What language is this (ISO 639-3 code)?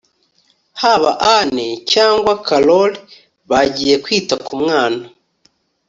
kin